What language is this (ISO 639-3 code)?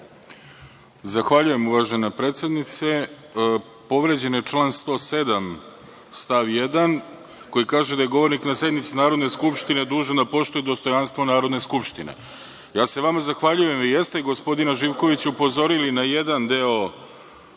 srp